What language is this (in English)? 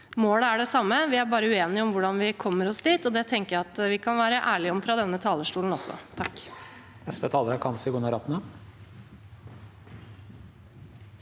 Norwegian